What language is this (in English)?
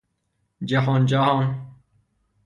Persian